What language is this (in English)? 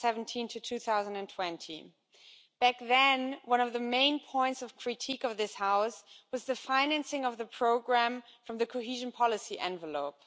English